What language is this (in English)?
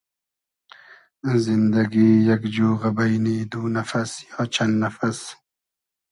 Hazaragi